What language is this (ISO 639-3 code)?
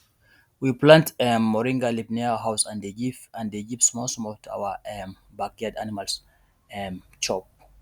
pcm